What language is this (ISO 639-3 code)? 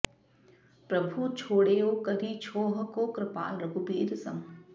san